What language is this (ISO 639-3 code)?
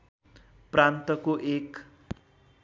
nep